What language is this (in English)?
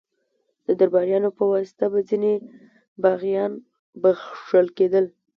Pashto